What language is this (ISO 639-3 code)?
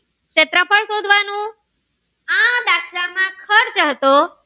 guj